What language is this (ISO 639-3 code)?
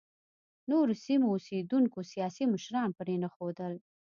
pus